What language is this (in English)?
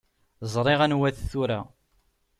Kabyle